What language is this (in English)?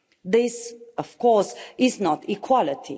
English